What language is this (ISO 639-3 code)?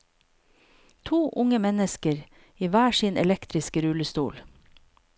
nor